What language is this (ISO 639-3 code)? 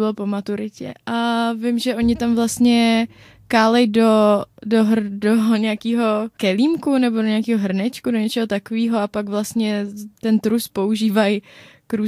ces